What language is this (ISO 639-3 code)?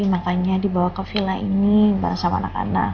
ind